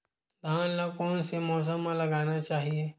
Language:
Chhattisgarhi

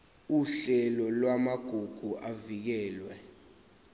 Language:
Zulu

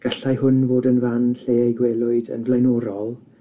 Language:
Welsh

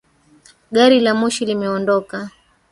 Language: Swahili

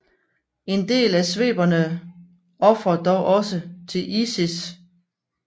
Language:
Danish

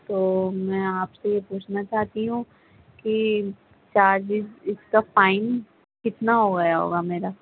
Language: Urdu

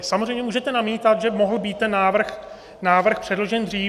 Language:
Czech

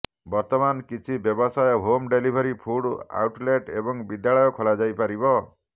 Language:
Odia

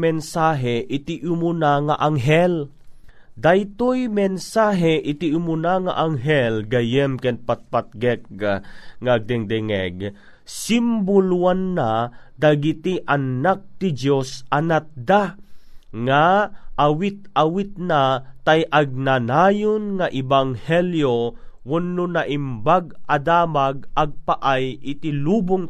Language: Filipino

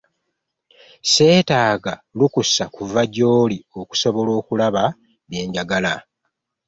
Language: Ganda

